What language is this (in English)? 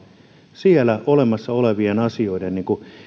Finnish